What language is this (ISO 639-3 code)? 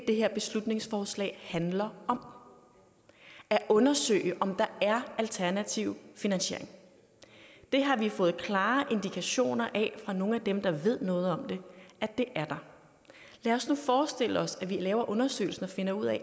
dan